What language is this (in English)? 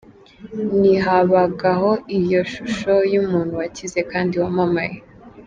Kinyarwanda